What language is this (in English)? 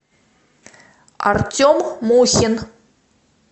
Russian